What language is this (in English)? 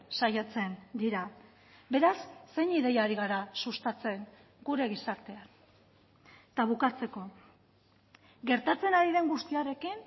Basque